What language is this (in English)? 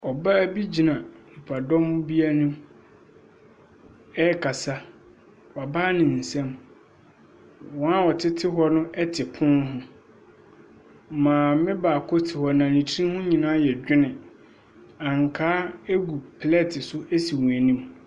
Akan